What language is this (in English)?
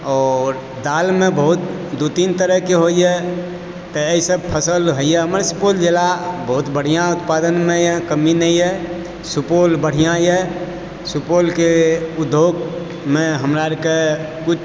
Maithili